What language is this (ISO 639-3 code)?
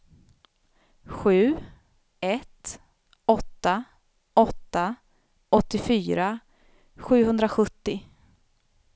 swe